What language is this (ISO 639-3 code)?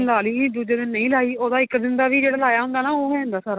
pan